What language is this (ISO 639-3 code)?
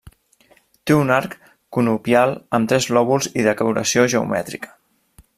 cat